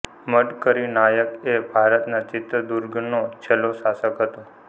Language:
Gujarati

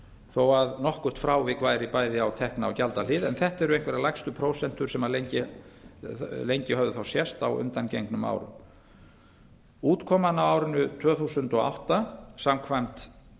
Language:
Icelandic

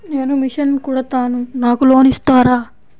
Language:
Telugu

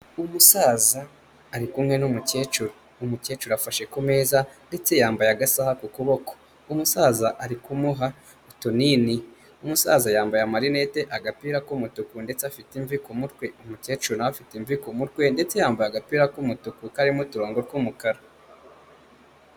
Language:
Kinyarwanda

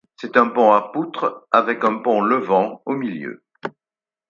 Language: French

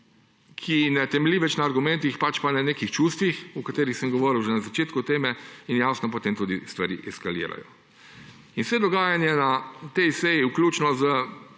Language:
Slovenian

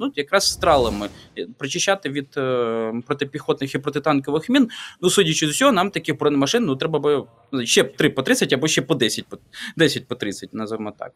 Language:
Ukrainian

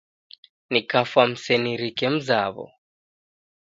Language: Taita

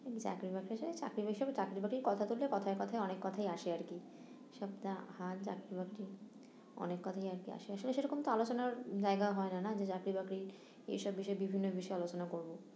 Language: Bangla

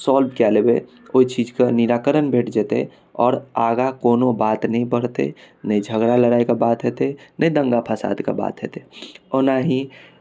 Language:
Maithili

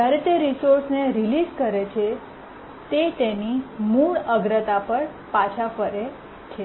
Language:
Gujarati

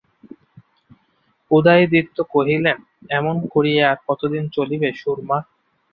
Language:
Bangla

